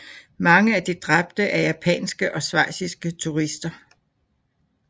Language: Danish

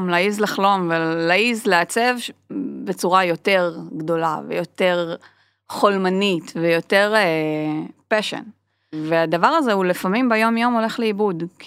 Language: Hebrew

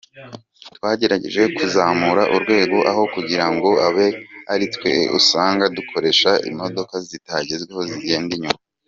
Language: Kinyarwanda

